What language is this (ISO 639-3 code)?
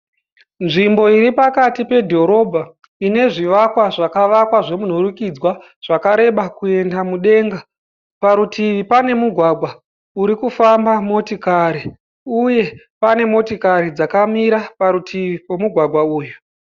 sna